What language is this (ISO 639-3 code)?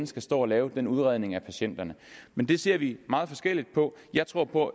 dan